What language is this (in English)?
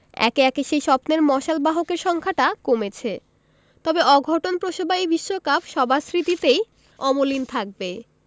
Bangla